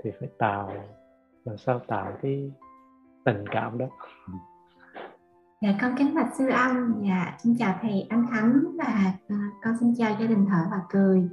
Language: Vietnamese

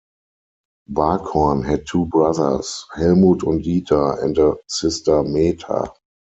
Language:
English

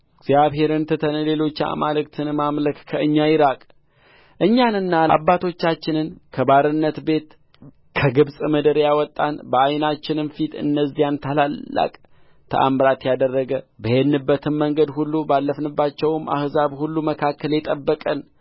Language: Amharic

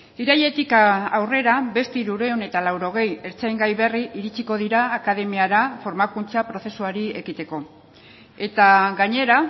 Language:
Basque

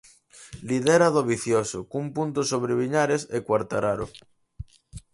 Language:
Galician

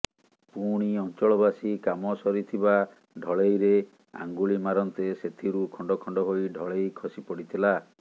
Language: Odia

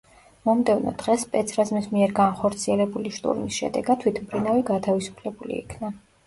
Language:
Georgian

